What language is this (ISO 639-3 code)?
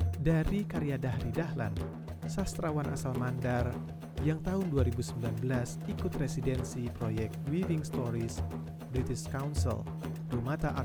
ind